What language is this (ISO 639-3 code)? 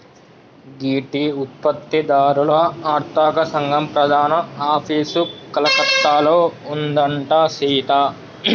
tel